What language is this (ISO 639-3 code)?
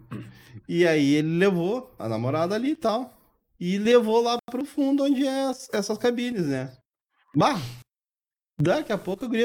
por